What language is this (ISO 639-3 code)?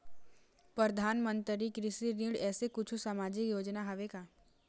hne